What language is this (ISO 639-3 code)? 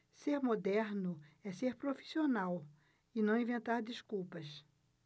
por